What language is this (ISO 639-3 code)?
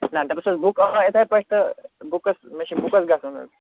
kas